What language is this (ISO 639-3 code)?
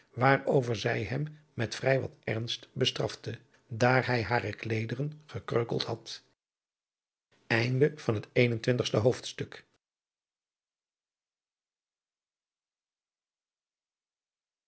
nld